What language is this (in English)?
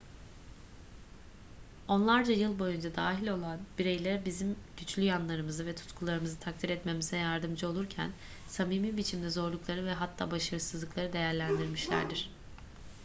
Turkish